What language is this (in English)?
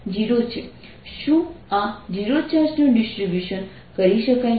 Gujarati